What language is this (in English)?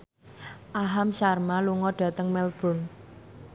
Javanese